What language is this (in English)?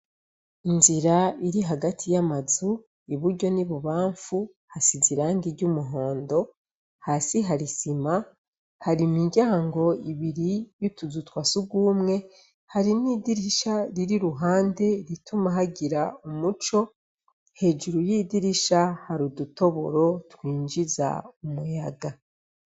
Rundi